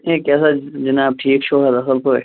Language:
Kashmiri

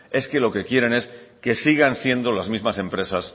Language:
Spanish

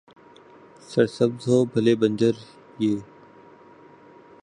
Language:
Urdu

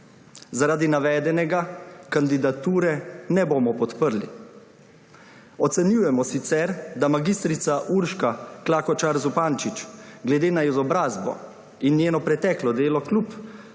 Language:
Slovenian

